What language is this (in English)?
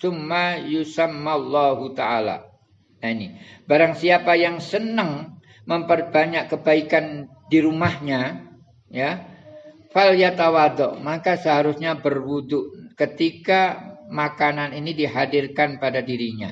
Indonesian